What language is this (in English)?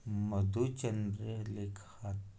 Konkani